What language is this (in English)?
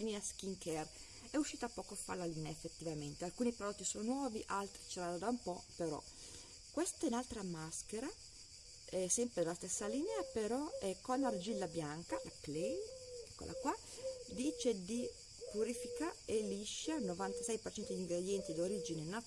Italian